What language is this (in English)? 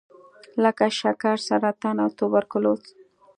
Pashto